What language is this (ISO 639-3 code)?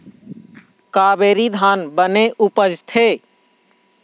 hne